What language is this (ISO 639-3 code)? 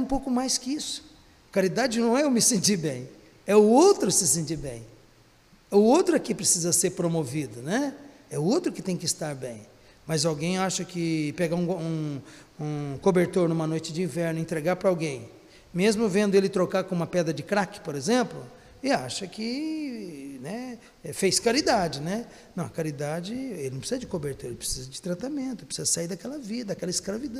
por